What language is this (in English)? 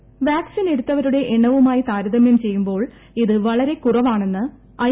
Malayalam